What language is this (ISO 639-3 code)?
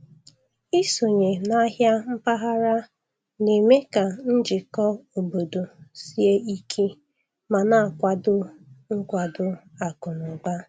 ibo